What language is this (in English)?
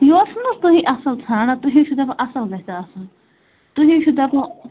Kashmiri